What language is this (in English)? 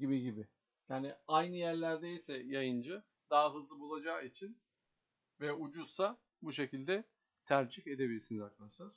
Turkish